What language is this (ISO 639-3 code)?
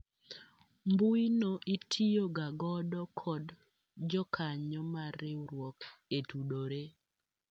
luo